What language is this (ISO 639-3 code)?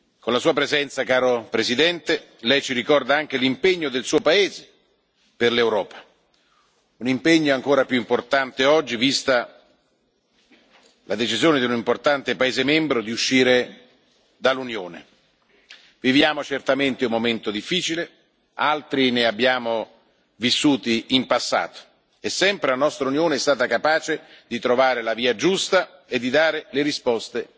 ita